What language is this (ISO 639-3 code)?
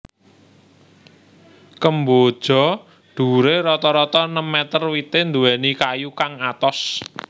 jav